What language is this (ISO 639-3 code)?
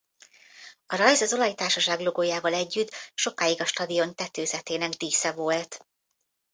hun